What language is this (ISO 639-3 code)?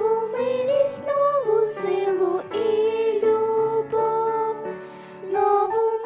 ukr